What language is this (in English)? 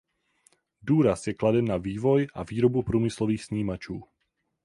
Czech